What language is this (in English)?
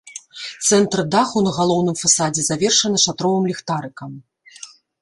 Belarusian